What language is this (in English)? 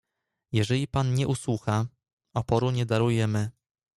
Polish